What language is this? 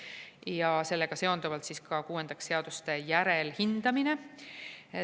Estonian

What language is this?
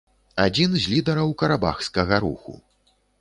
Belarusian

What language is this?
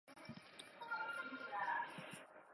Chinese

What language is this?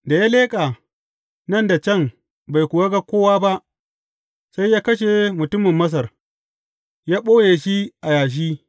Hausa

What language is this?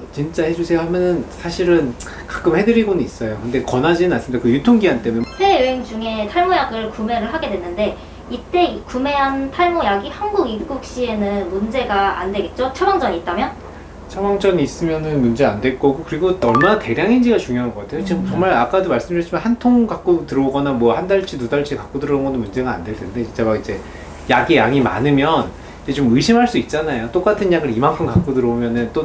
Korean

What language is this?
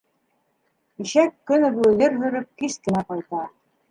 Bashkir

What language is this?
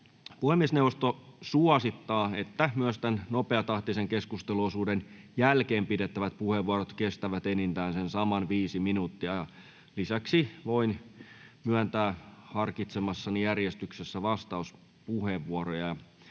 Finnish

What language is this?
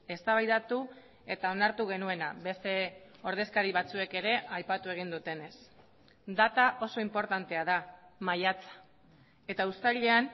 Basque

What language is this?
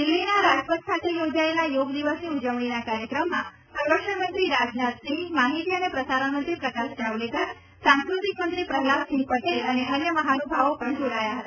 Gujarati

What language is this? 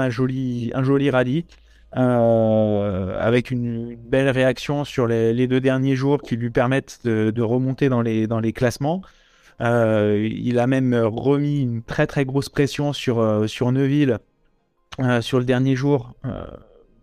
French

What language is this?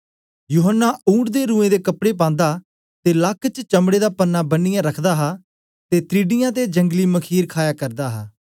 Dogri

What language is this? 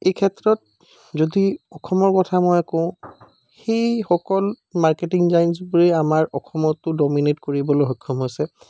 Assamese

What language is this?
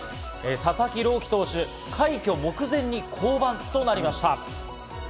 Japanese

